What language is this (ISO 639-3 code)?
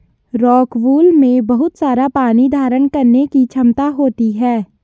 hin